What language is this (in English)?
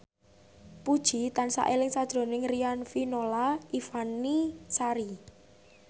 Javanese